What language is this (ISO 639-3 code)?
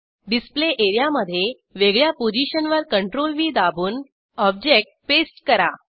mar